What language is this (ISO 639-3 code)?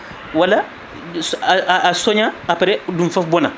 ful